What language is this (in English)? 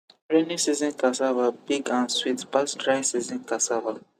Nigerian Pidgin